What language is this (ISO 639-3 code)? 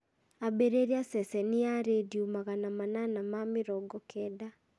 kik